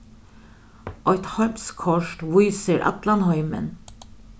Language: Faroese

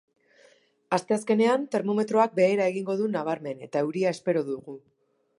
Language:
Basque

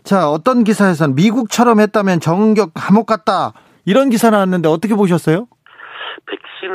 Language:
Korean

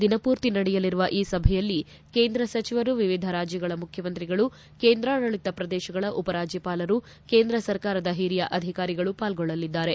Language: Kannada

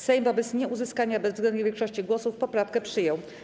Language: Polish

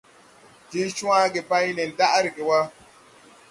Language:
Tupuri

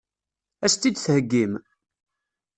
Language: Kabyle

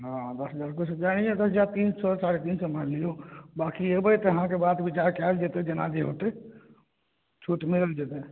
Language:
Maithili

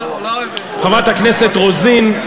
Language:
Hebrew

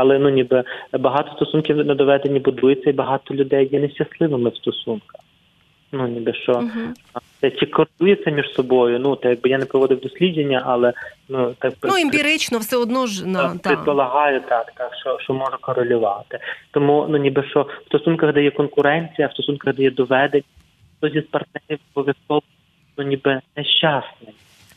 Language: Ukrainian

